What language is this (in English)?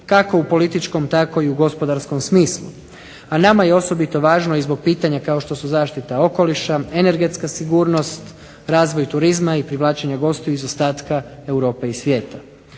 Croatian